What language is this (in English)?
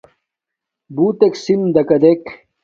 Domaaki